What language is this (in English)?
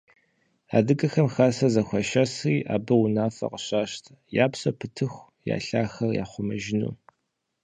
Kabardian